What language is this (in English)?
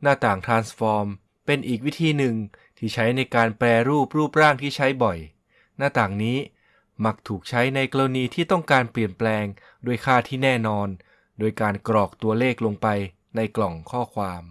Thai